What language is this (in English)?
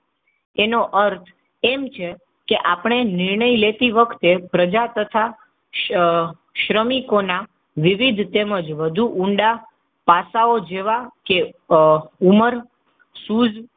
Gujarati